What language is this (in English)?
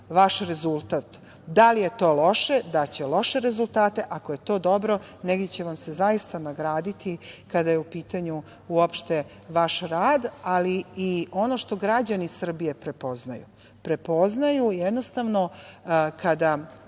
Serbian